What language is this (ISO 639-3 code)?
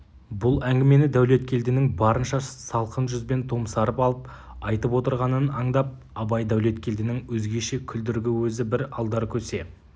kaz